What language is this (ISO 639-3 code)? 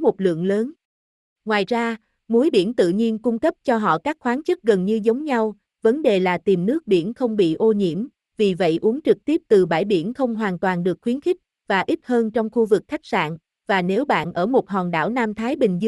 vie